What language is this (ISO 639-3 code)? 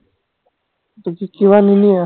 asm